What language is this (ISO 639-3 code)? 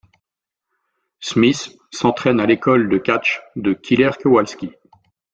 fra